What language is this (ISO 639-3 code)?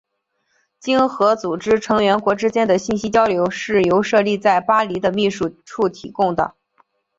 zho